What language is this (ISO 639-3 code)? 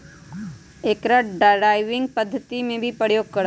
mag